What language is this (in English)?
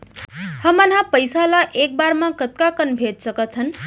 Chhattisgarhi